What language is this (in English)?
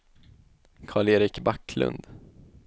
Swedish